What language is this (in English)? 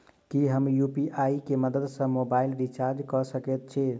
Maithili